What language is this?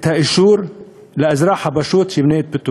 Hebrew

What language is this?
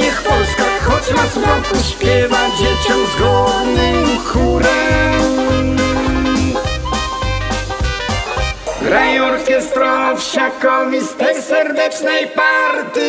Polish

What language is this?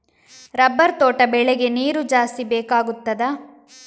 Kannada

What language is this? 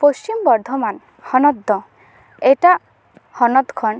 Santali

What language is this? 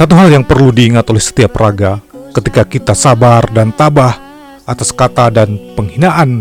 Indonesian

